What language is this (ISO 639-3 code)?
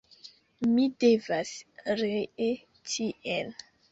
epo